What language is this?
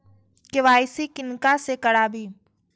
Maithili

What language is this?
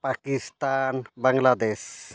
Santali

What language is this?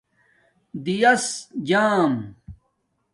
Domaaki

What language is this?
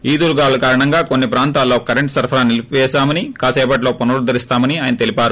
Telugu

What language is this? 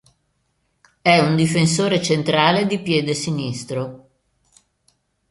Italian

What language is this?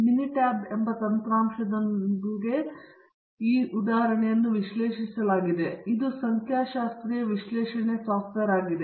Kannada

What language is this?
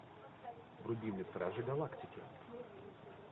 Russian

